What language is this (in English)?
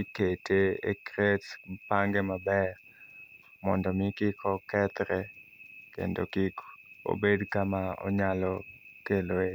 Luo (Kenya and Tanzania)